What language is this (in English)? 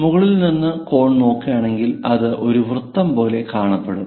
Malayalam